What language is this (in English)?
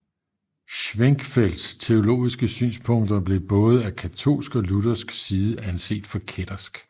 Danish